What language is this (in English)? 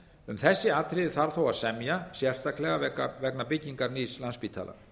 Icelandic